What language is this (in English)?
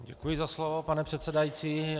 Czech